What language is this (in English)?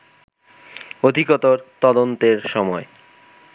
Bangla